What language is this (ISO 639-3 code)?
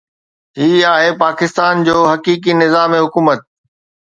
snd